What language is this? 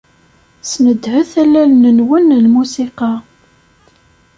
Kabyle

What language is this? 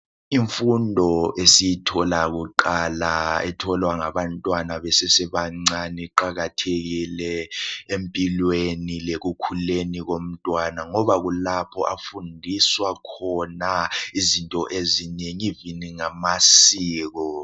North Ndebele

